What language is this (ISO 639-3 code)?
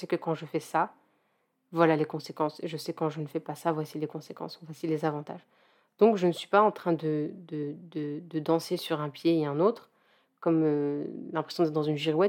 fra